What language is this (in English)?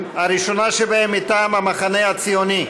Hebrew